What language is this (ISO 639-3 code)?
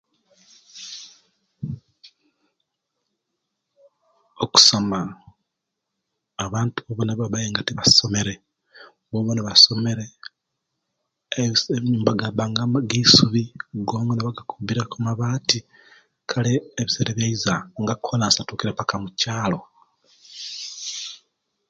lke